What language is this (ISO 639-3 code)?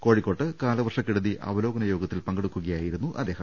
mal